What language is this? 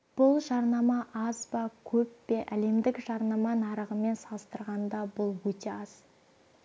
Kazakh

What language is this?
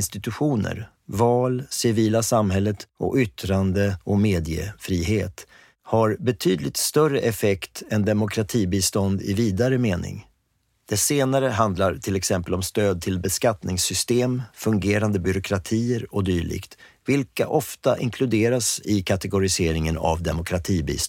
Swedish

